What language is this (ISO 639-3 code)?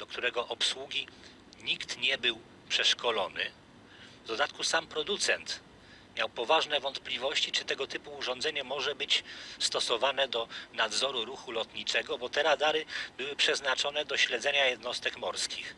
pol